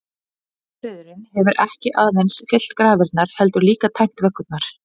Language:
Icelandic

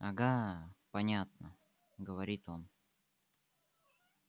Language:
Russian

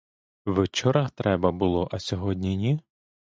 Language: Ukrainian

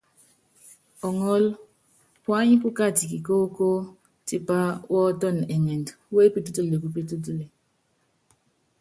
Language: Yangben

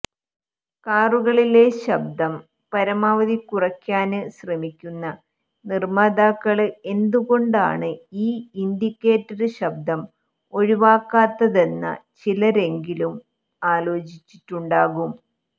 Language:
Malayalam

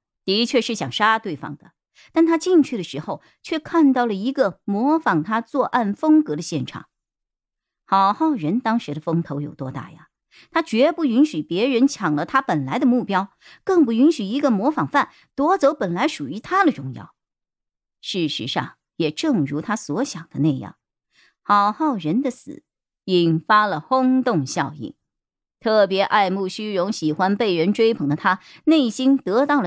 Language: Chinese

